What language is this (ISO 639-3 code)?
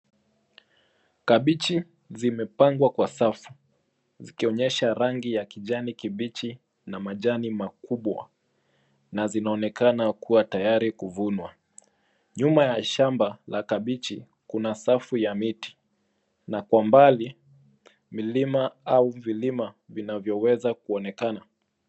swa